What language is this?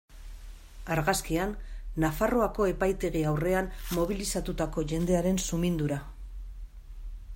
Basque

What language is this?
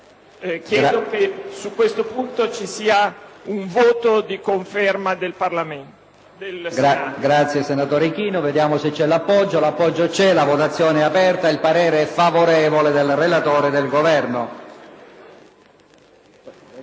Italian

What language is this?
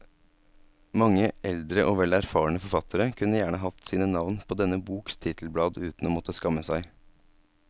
Norwegian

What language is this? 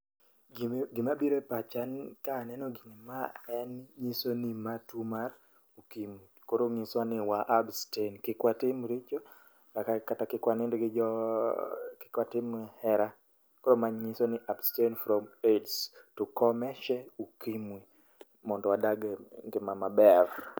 Luo (Kenya and Tanzania)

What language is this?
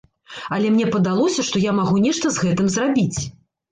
Belarusian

